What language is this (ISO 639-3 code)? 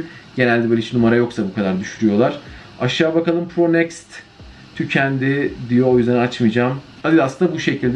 tur